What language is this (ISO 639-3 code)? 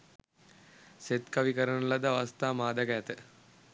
sin